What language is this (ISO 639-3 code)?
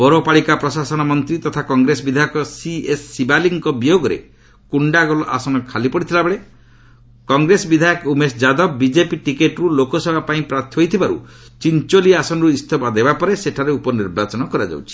ori